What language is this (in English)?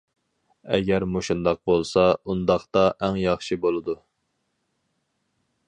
Uyghur